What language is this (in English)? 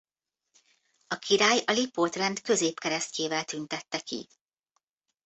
Hungarian